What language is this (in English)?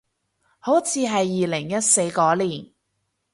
Cantonese